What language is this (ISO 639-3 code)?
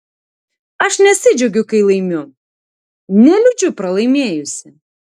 lit